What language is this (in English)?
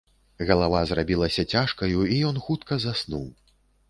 Belarusian